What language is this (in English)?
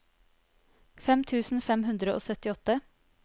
Norwegian